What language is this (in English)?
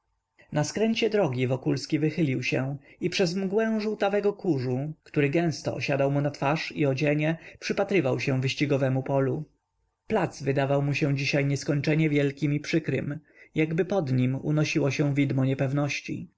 Polish